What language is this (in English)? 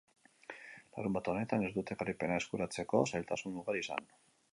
Basque